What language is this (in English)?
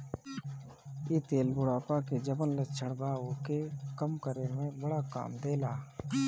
Bhojpuri